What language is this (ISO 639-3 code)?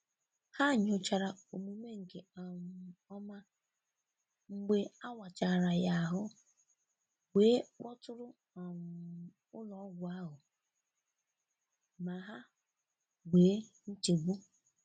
ibo